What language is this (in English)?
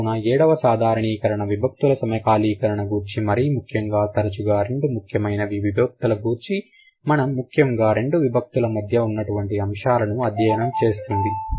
Telugu